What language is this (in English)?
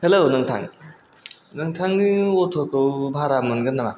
Bodo